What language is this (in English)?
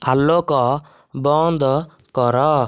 Odia